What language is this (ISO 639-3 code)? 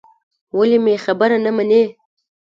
pus